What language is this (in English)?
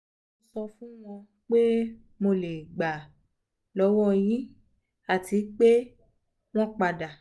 Yoruba